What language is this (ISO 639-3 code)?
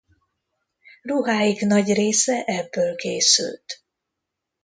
hun